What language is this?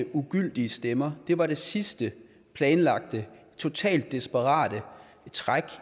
Danish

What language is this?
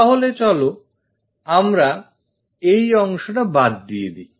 Bangla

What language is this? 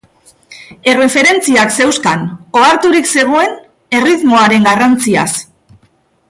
Basque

